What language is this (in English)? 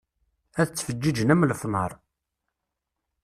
Kabyle